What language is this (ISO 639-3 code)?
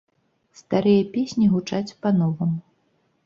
bel